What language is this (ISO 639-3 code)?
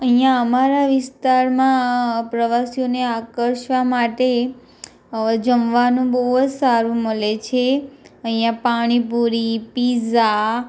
guj